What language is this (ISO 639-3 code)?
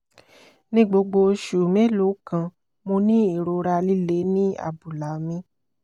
yor